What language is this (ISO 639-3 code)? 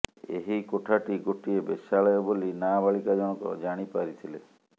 ori